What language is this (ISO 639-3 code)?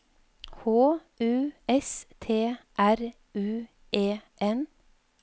nor